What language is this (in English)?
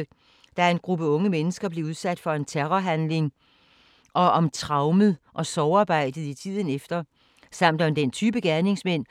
Danish